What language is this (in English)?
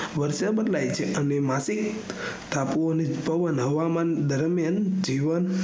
Gujarati